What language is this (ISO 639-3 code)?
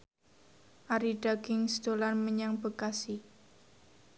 jav